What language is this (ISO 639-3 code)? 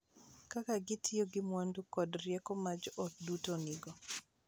luo